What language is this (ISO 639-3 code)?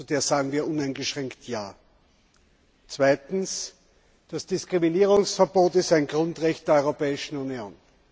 deu